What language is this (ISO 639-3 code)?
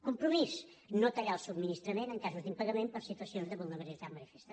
cat